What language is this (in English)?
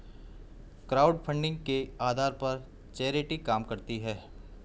Hindi